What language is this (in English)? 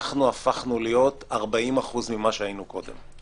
Hebrew